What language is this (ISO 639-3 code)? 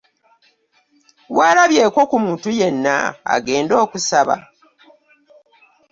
lug